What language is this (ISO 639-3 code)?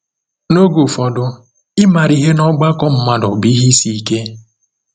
ibo